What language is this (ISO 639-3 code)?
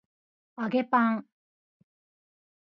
jpn